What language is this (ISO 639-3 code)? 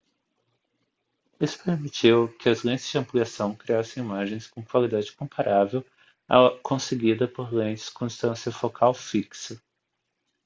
por